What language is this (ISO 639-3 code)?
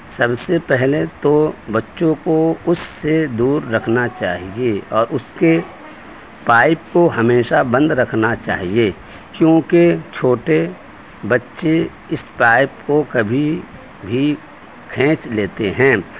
urd